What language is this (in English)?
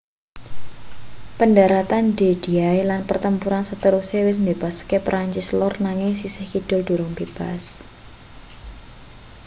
Javanese